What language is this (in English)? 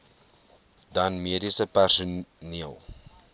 Afrikaans